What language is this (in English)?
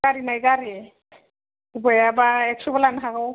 Bodo